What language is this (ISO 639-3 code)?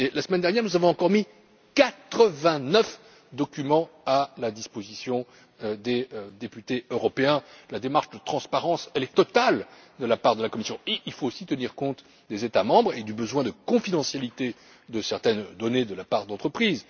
fra